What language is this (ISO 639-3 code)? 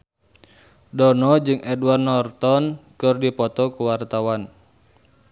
sun